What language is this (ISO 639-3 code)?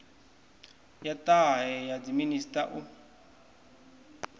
ven